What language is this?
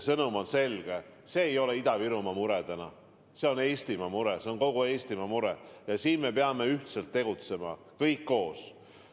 Estonian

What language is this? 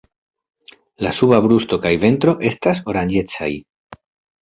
Esperanto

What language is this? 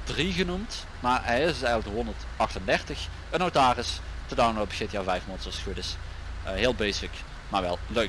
Dutch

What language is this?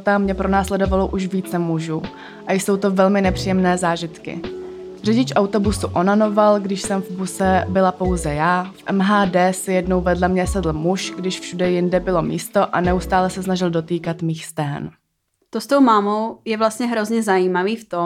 Czech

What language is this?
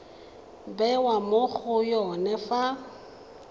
Tswana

